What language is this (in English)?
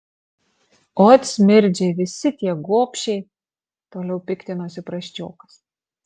Lithuanian